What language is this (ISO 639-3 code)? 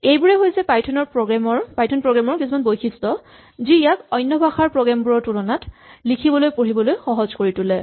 asm